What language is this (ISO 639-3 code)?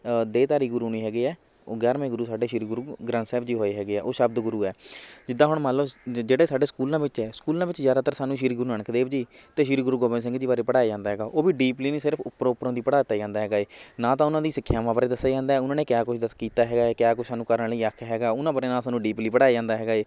pan